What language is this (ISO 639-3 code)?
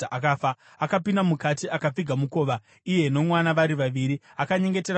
sna